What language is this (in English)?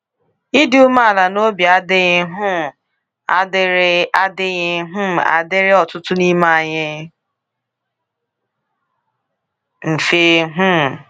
Igbo